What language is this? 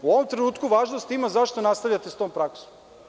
Serbian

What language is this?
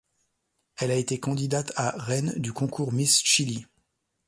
French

